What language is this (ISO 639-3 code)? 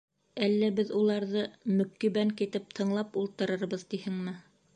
bak